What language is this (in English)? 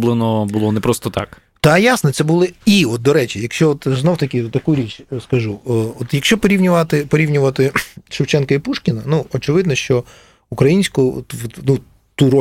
Ukrainian